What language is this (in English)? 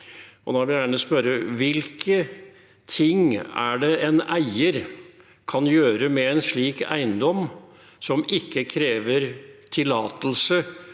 Norwegian